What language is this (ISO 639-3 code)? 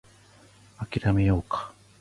jpn